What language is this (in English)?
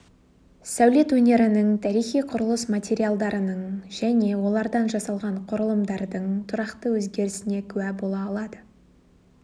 Kazakh